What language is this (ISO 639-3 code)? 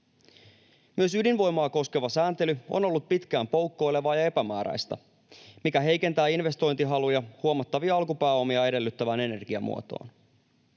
fin